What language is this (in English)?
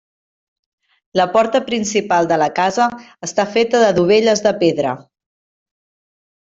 Catalan